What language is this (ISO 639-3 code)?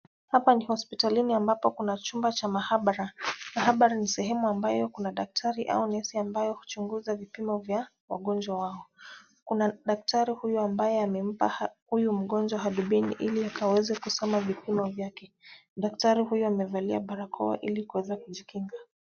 swa